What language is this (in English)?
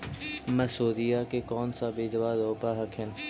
Magahi